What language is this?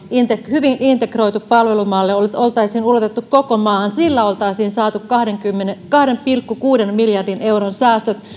Finnish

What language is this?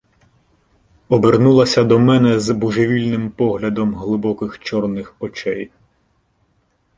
Ukrainian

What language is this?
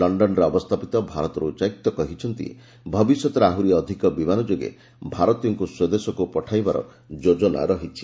Odia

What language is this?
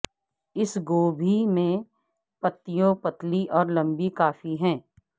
Urdu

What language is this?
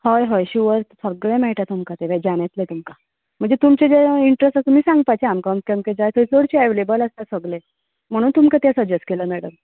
Konkani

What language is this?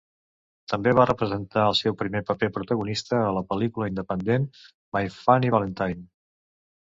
Catalan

